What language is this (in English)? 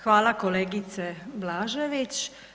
Croatian